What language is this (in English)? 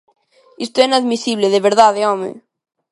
Galician